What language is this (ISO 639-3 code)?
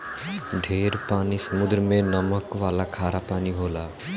bho